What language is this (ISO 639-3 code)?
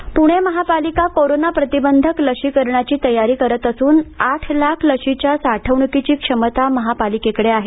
mar